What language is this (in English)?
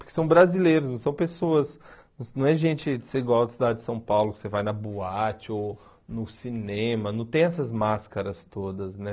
Portuguese